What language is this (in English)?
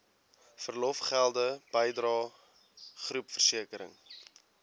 Afrikaans